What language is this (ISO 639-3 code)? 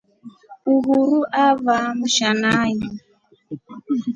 rof